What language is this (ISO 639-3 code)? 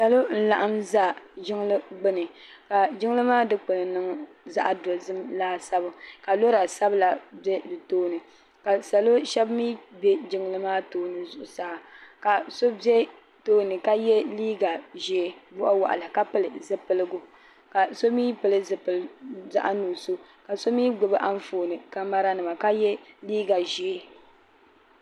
dag